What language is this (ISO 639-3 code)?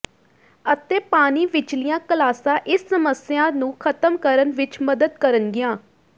pan